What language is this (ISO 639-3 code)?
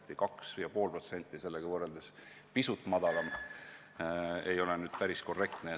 est